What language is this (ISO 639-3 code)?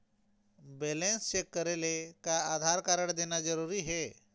hne